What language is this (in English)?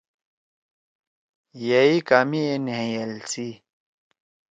Torwali